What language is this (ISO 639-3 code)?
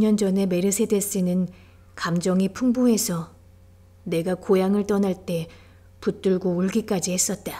kor